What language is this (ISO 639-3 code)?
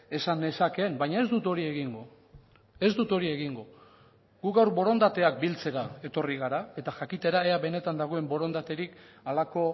eus